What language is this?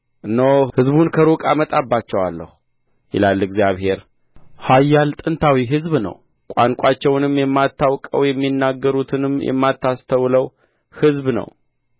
Amharic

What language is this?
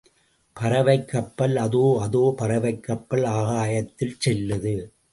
Tamil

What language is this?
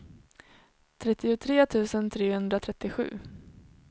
Swedish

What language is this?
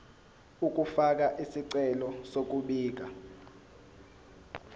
Zulu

